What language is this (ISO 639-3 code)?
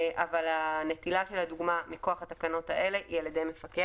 heb